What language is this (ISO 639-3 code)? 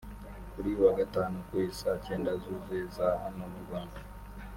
kin